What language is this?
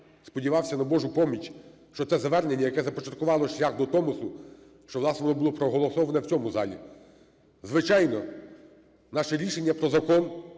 Ukrainian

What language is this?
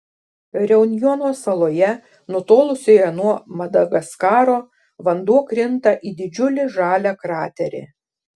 Lithuanian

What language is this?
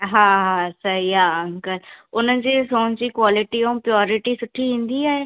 Sindhi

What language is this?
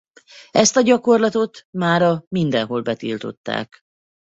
Hungarian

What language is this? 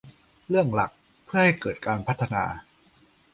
Thai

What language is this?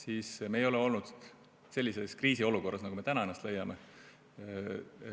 Estonian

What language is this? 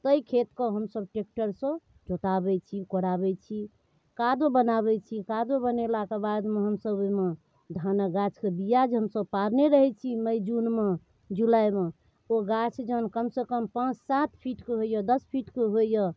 Maithili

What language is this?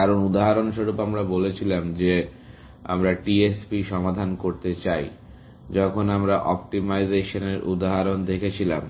Bangla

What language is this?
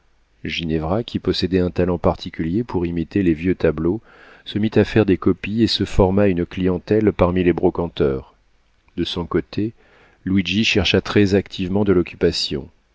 French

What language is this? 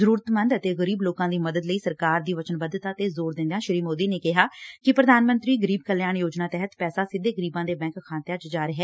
Punjabi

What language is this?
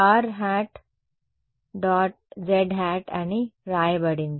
Telugu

